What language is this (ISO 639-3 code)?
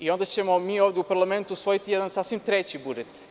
srp